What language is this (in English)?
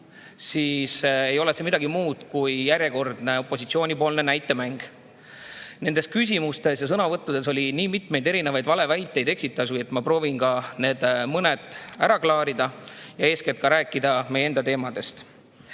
Estonian